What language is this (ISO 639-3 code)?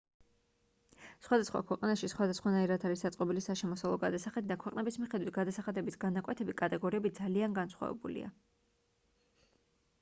kat